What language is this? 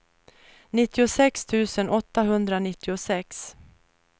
Swedish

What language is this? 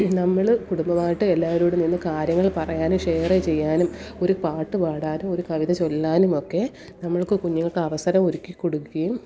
Malayalam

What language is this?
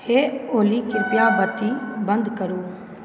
Maithili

